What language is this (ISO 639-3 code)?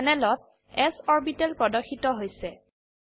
asm